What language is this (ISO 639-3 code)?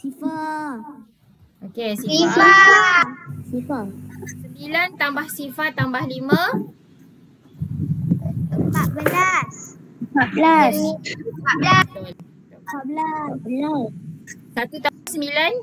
msa